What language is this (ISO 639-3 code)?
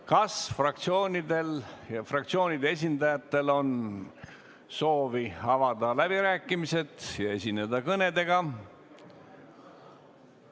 est